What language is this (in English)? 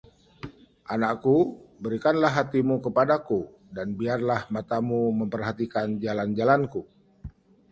Indonesian